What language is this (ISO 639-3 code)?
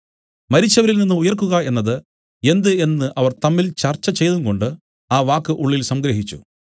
mal